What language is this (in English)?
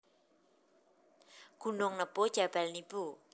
Javanese